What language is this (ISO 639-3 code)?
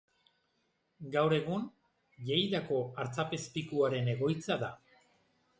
eus